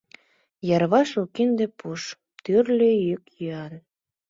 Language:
Mari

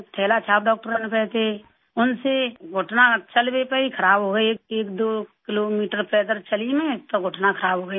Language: Hindi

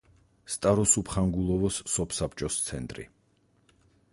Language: Georgian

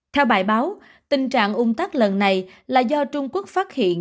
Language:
Vietnamese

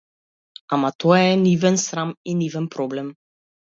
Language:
Macedonian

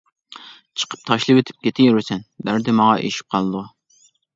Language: Uyghur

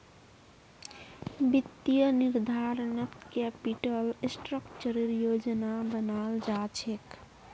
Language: Magahi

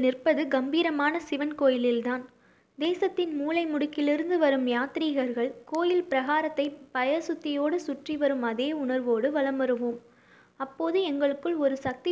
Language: Tamil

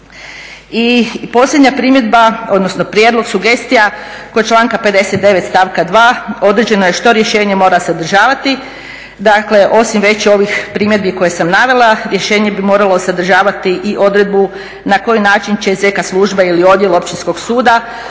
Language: Croatian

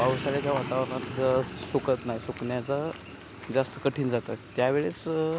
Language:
Marathi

